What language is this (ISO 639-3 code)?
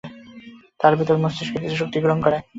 ben